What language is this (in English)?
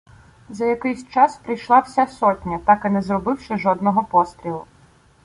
Ukrainian